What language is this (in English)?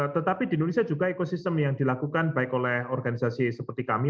Indonesian